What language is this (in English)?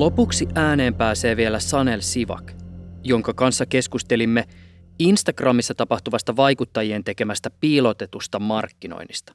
Finnish